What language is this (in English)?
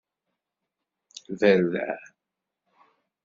Kabyle